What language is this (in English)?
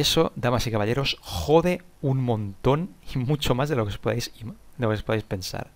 Spanish